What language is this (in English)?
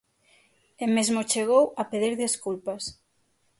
Galician